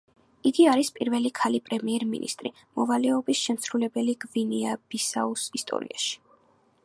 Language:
Georgian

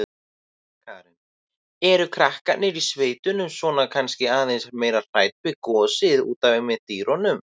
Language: Icelandic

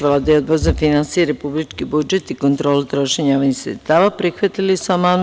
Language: Serbian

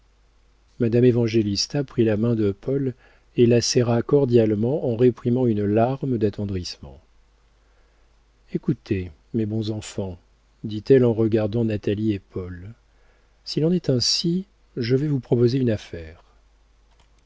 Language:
French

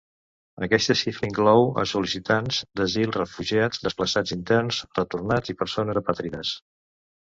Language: Catalan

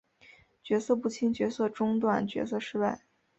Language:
Chinese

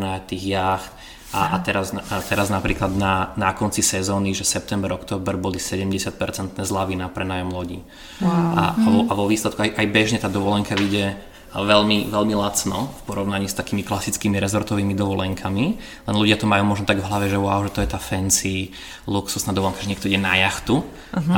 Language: Slovak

